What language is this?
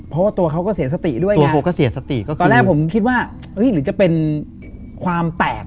Thai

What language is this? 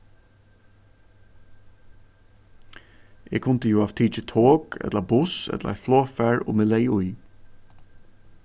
Faroese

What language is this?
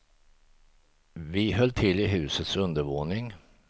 Swedish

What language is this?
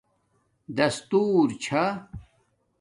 Domaaki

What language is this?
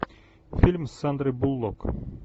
Russian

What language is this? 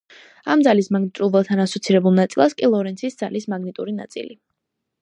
Georgian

